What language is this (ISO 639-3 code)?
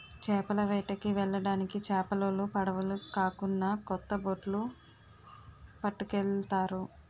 tel